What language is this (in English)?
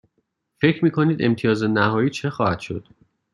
Persian